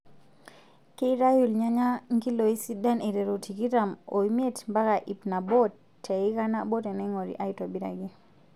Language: Masai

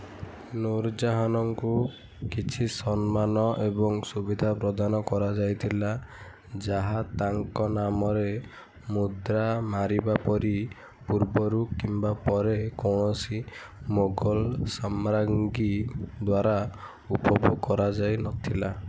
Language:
Odia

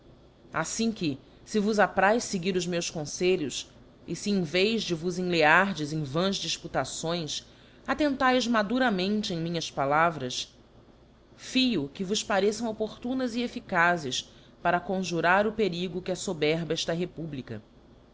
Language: Portuguese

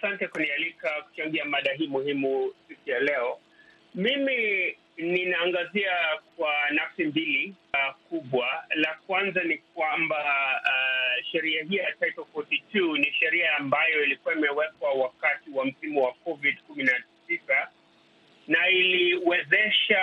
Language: Swahili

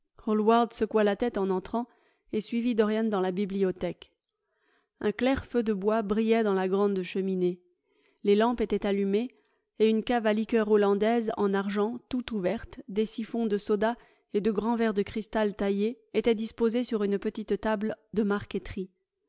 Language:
French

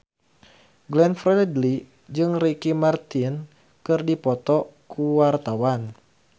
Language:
Sundanese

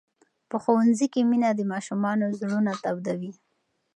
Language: Pashto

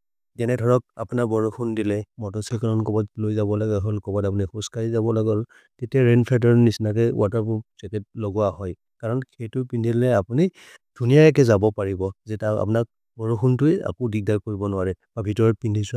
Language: Maria (India)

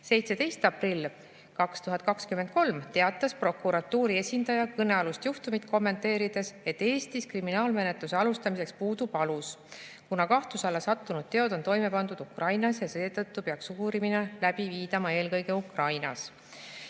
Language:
Estonian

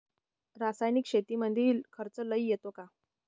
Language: Marathi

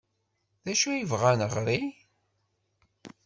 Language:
Kabyle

